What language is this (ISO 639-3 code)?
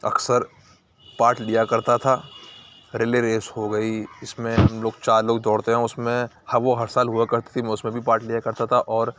urd